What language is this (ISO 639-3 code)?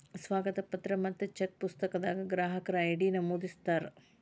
kan